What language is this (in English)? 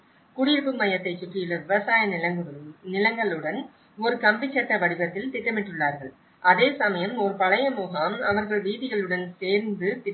Tamil